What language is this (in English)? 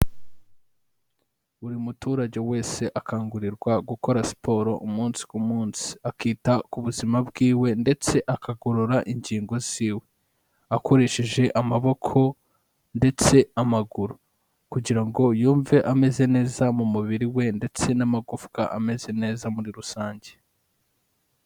Kinyarwanda